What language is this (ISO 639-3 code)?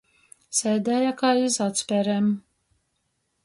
ltg